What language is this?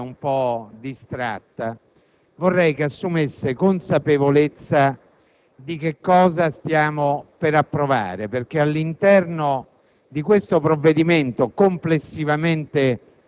Italian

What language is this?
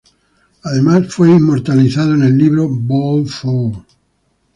Spanish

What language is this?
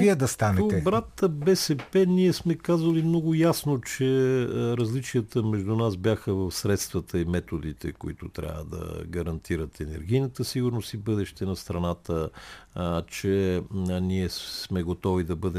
Bulgarian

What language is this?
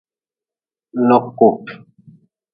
Nawdm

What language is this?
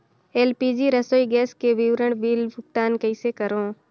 Chhattisgarhi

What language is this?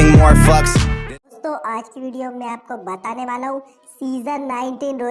Hindi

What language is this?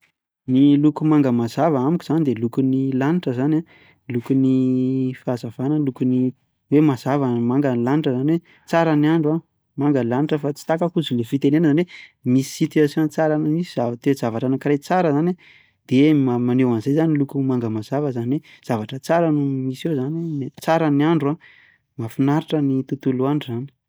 Malagasy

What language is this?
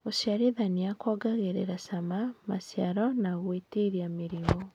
Kikuyu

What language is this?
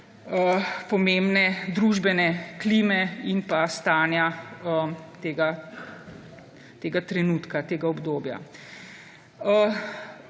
Slovenian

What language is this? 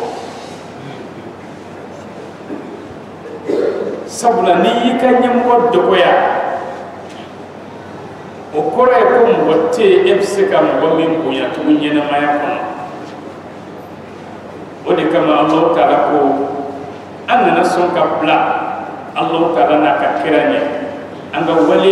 Arabic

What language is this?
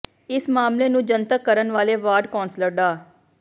Punjabi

